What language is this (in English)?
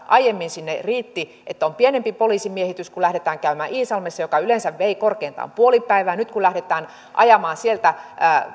Finnish